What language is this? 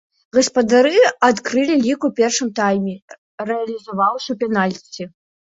Belarusian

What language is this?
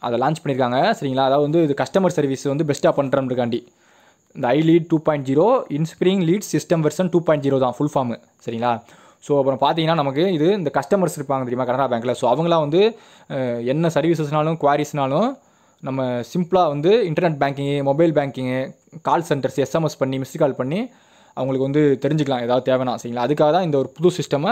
Indonesian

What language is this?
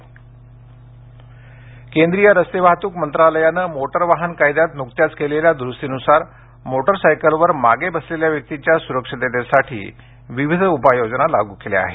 Marathi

